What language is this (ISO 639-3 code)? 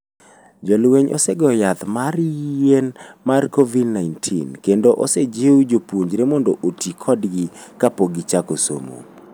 luo